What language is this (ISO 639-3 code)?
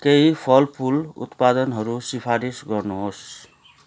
nep